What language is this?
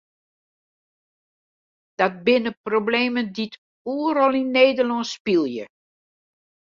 Western Frisian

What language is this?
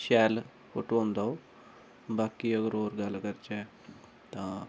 Dogri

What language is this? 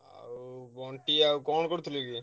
Odia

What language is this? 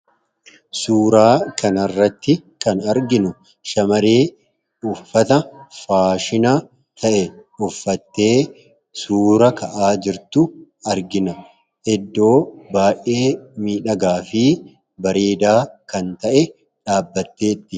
Oromo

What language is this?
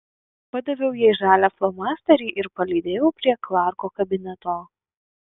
Lithuanian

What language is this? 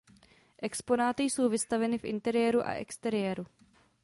Czech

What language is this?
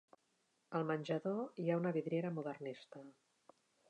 Catalan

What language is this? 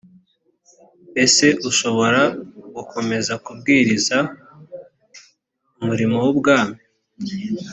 Kinyarwanda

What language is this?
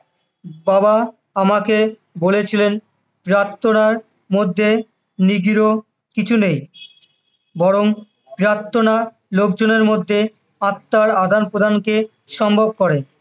Bangla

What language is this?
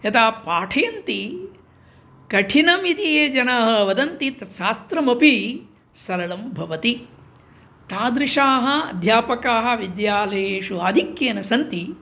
Sanskrit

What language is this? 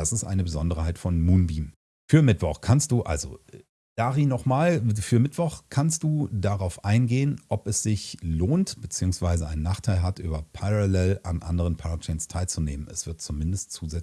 German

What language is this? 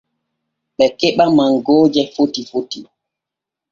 Borgu Fulfulde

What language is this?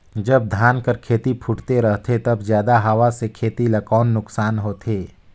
Chhattisgarhi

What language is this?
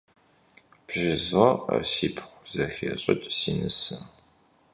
Kabardian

